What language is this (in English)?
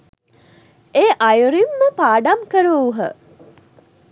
Sinhala